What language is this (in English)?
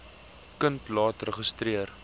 Afrikaans